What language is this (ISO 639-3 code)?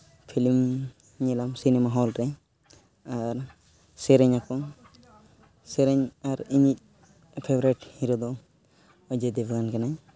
sat